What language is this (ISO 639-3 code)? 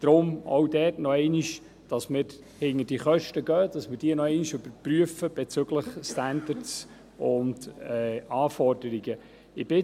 gsw